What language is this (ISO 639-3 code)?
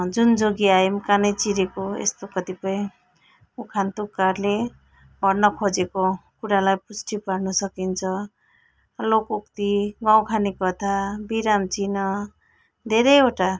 nep